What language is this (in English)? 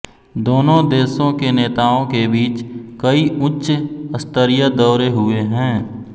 Hindi